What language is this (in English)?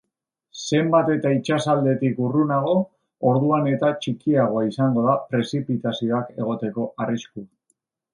Basque